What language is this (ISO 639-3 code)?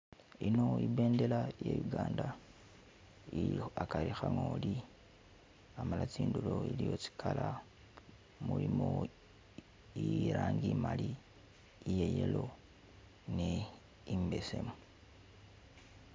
myx